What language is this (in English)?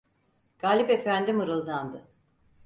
Turkish